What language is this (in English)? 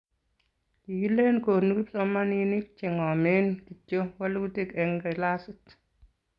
Kalenjin